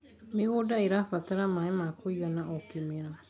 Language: Kikuyu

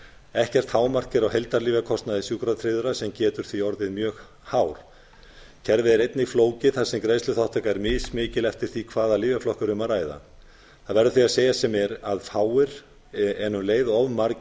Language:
Icelandic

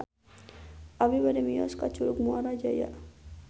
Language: Sundanese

